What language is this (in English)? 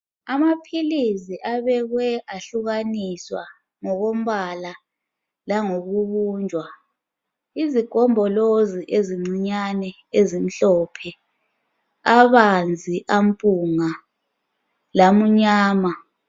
North Ndebele